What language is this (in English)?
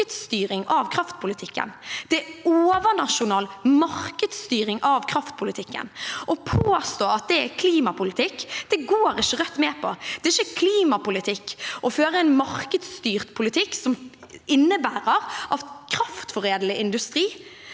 Norwegian